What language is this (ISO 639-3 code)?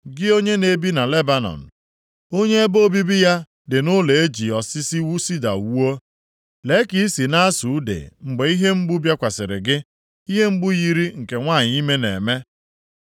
ibo